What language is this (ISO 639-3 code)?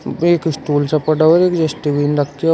hin